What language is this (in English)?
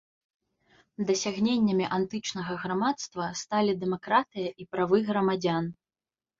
Belarusian